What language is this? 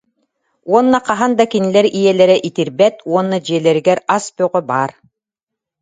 Yakut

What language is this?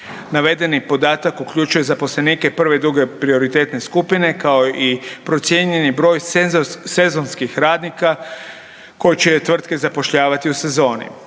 Croatian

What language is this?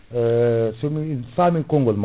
Fula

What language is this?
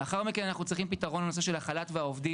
Hebrew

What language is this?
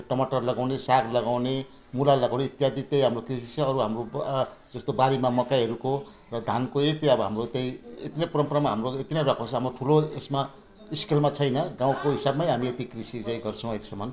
Nepali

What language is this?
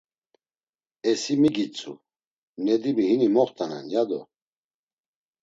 Laz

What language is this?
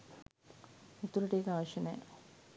Sinhala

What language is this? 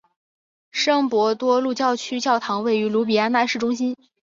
Chinese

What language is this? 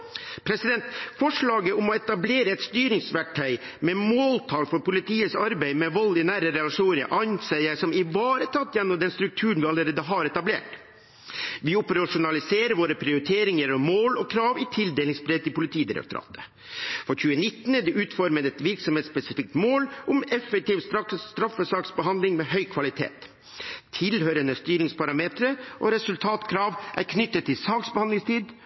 Norwegian Bokmål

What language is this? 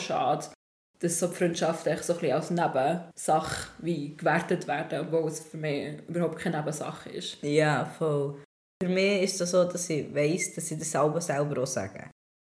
German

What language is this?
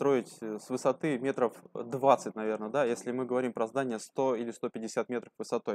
Russian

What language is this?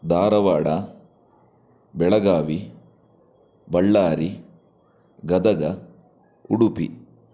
Kannada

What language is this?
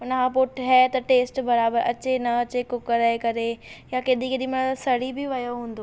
Sindhi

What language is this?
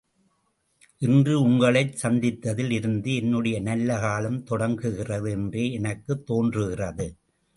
Tamil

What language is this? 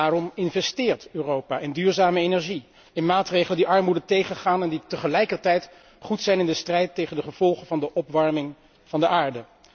Dutch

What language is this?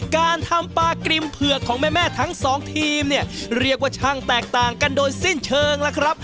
Thai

